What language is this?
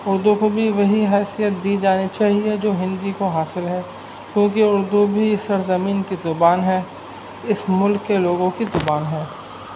Urdu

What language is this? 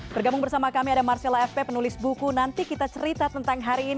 Indonesian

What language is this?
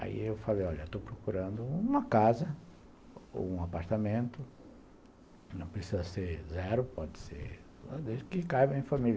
Portuguese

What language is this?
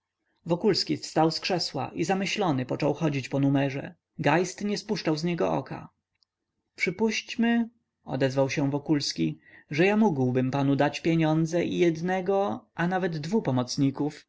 Polish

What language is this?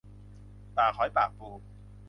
Thai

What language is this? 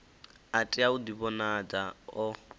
Venda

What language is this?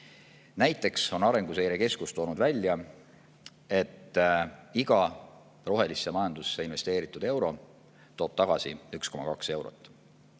Estonian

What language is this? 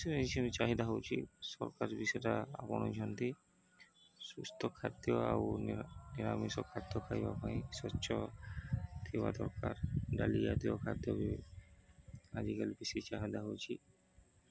Odia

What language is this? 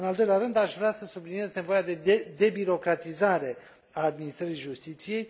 Romanian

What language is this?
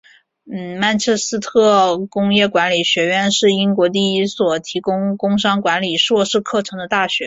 Chinese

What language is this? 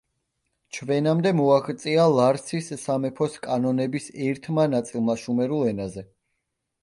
Georgian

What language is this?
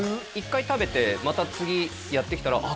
Japanese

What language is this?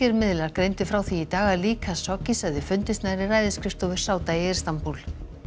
Icelandic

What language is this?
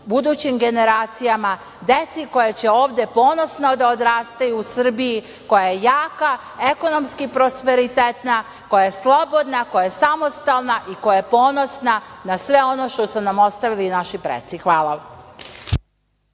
Serbian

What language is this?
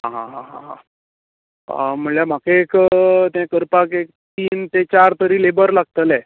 Konkani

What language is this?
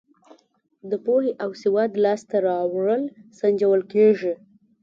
Pashto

